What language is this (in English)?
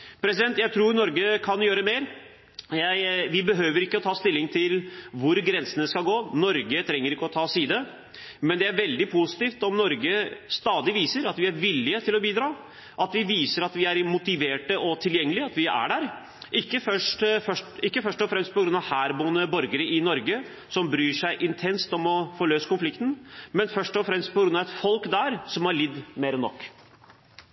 Norwegian Bokmål